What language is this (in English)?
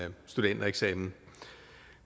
Danish